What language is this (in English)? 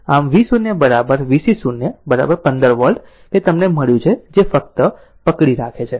Gujarati